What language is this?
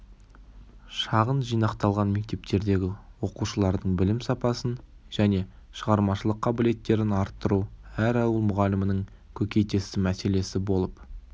Kazakh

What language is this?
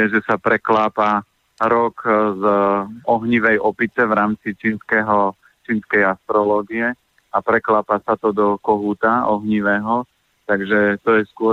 Slovak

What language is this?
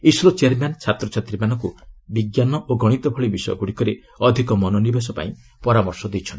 Odia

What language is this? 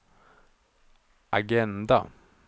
Swedish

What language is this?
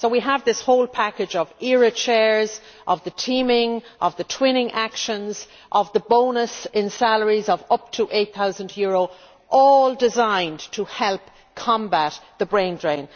English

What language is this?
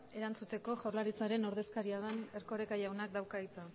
Basque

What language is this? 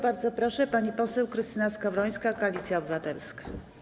Polish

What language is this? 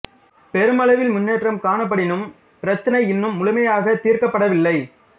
Tamil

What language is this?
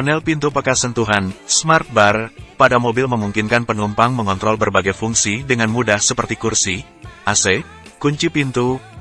Indonesian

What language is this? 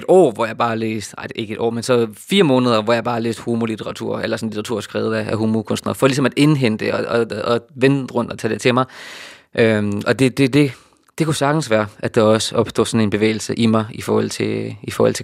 Danish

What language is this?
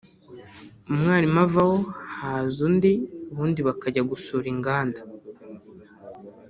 Kinyarwanda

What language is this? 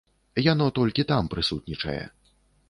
Belarusian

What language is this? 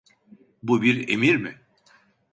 Turkish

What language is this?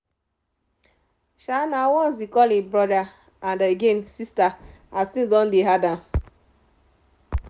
Nigerian Pidgin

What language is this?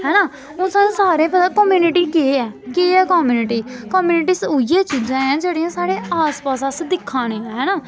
Dogri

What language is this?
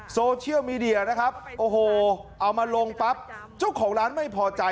Thai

